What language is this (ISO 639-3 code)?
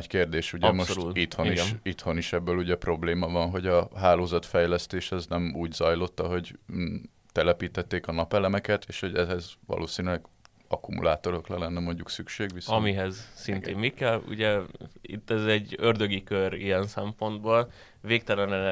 hun